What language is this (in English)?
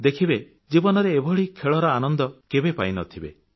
Odia